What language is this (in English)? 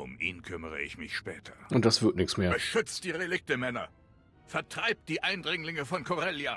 German